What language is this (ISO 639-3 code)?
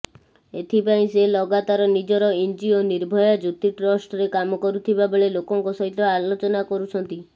ori